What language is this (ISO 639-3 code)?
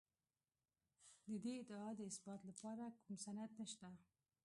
pus